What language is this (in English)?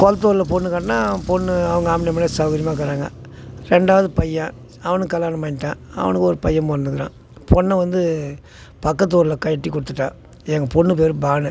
Tamil